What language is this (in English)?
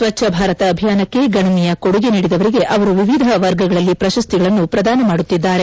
Kannada